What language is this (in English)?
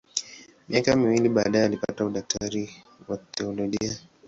Swahili